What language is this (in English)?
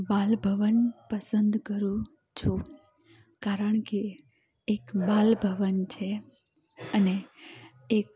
Gujarati